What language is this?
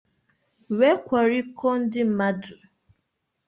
Igbo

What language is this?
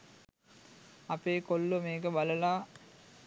Sinhala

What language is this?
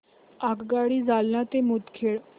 Marathi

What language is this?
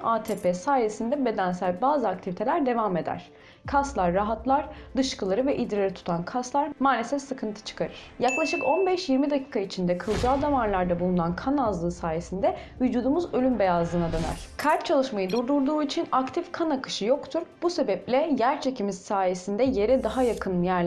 Turkish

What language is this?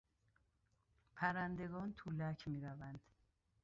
Persian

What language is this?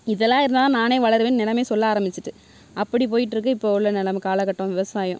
Tamil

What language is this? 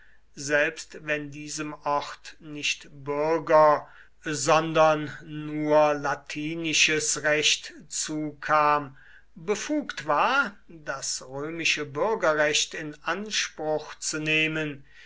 German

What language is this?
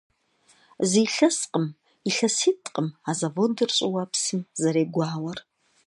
Kabardian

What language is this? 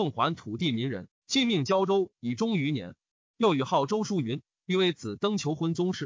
Chinese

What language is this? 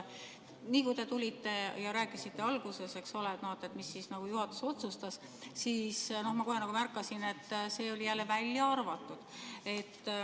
Estonian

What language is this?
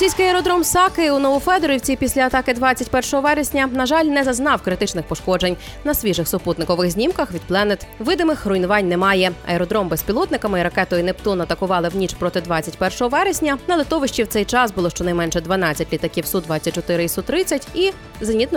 Ukrainian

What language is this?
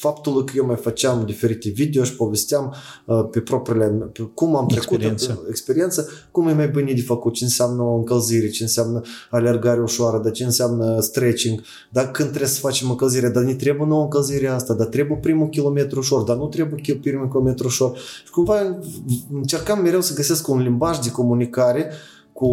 Romanian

